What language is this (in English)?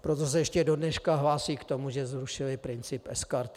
Czech